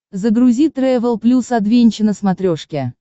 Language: Russian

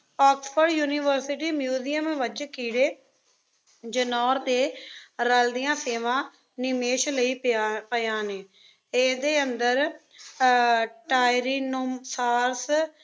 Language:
Punjabi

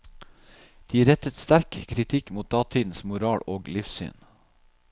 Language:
Norwegian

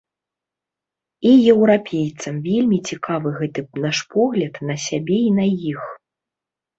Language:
Belarusian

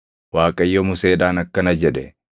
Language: Oromo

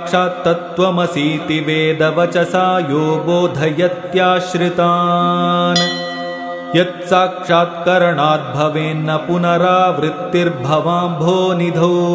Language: Kannada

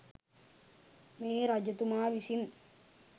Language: Sinhala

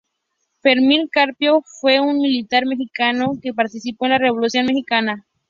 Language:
Spanish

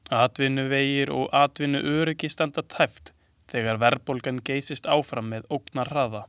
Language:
Icelandic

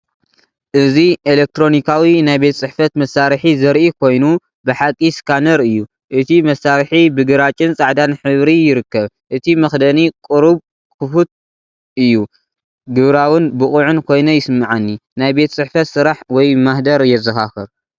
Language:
Tigrinya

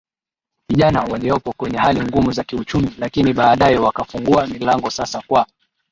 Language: Swahili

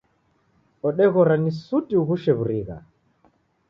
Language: Taita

